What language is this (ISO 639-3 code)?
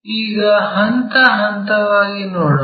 kan